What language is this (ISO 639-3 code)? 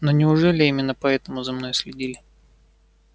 rus